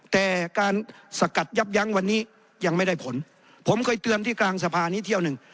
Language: Thai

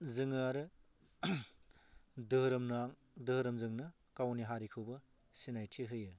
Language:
Bodo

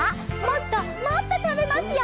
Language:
Japanese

